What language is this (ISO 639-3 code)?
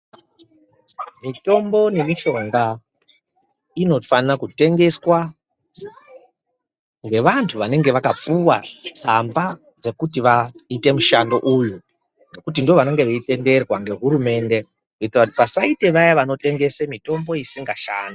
ndc